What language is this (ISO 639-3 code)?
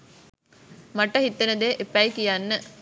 sin